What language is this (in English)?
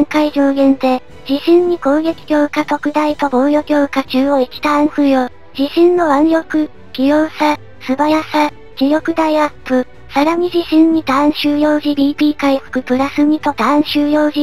Japanese